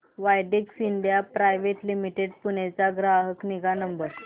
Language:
Marathi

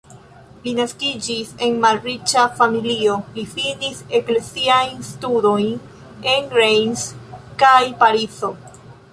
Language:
Esperanto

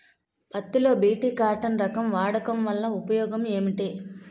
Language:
Telugu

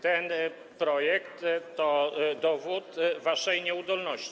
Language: Polish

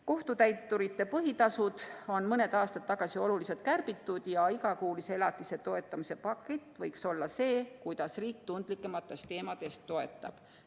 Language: Estonian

